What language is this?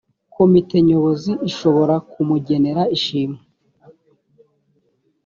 Kinyarwanda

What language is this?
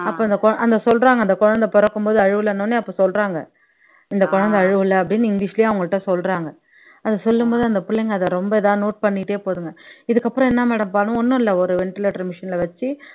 Tamil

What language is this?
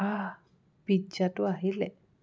Assamese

